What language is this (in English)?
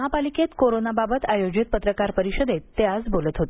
Marathi